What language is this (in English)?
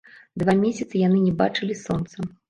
Belarusian